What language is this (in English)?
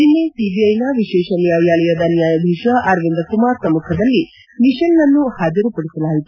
Kannada